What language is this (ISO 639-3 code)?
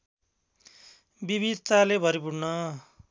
nep